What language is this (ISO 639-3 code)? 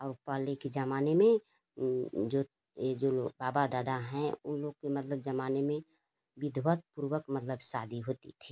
hin